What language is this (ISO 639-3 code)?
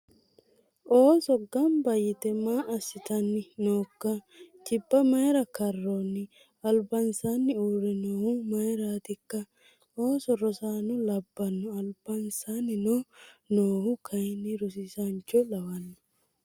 sid